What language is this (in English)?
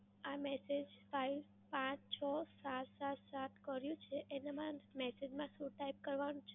Gujarati